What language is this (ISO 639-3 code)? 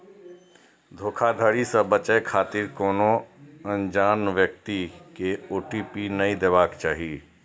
mai